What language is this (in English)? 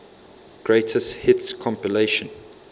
English